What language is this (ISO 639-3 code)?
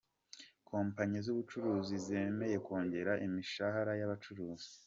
kin